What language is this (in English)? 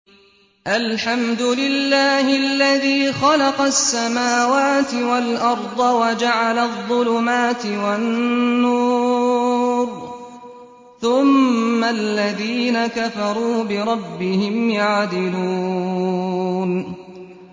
Arabic